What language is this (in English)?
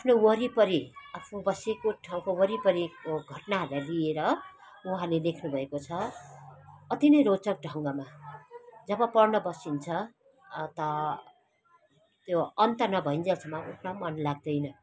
Nepali